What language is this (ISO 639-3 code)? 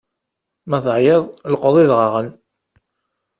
kab